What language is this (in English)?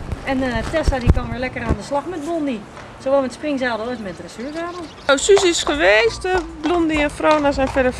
Dutch